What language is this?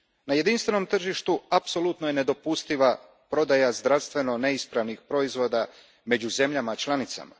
Croatian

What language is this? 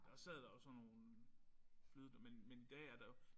Danish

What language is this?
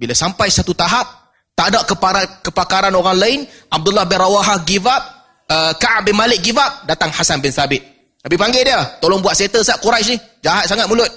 Malay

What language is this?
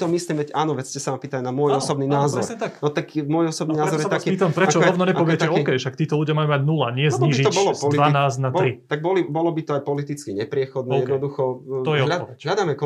Slovak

